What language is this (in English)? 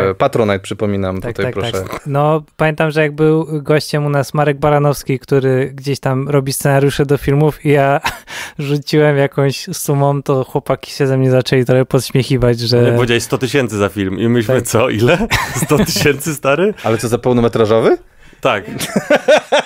Polish